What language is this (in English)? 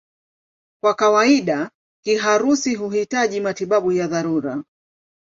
Swahili